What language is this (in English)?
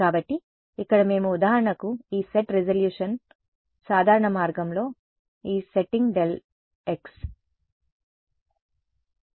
Telugu